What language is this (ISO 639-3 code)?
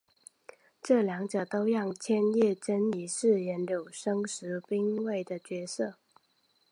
zho